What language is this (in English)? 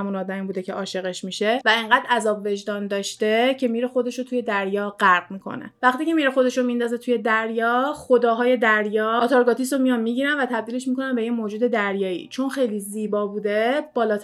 Persian